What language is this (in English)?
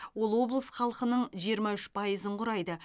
Kazakh